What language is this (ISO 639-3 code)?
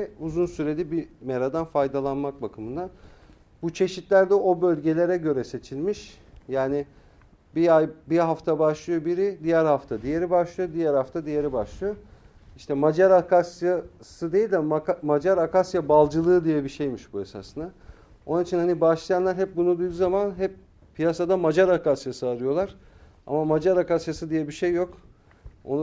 tur